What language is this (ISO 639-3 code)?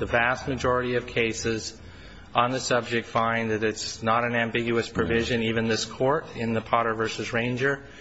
eng